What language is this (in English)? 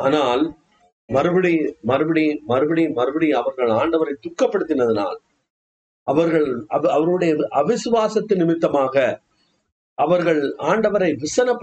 Tamil